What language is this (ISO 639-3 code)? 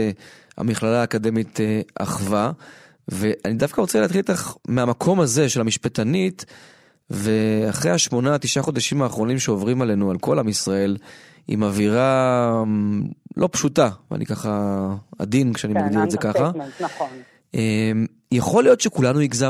heb